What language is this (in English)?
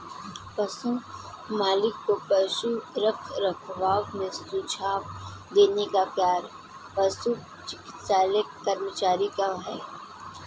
Hindi